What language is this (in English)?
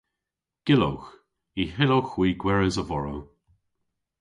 Cornish